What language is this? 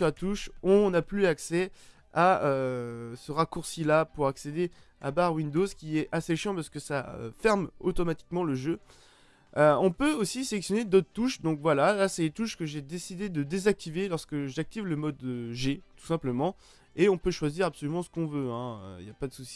French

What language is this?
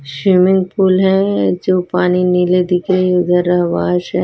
Hindi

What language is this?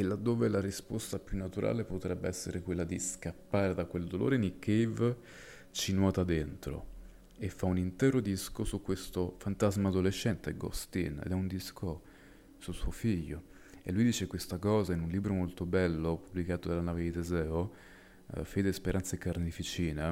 Italian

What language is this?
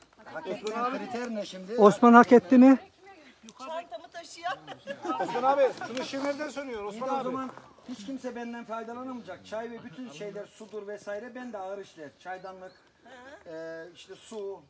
Turkish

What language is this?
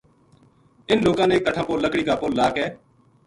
Gujari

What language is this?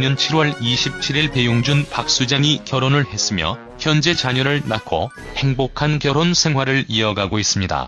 Korean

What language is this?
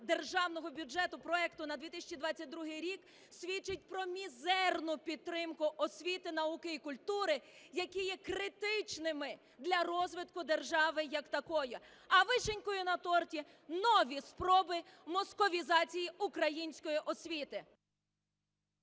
Ukrainian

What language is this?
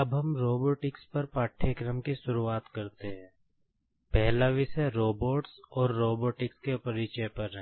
Hindi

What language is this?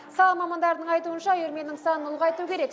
Kazakh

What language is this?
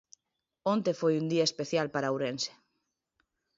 Galician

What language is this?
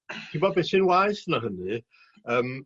Welsh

